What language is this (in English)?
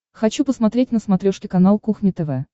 Russian